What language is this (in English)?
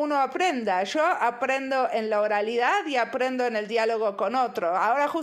Spanish